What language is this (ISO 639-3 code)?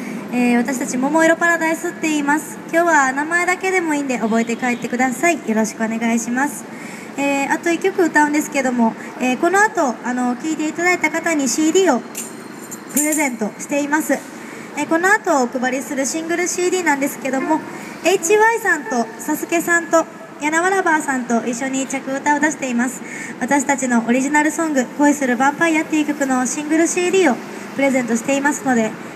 jpn